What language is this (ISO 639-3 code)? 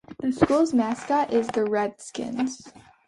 eng